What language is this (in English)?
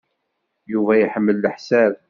Kabyle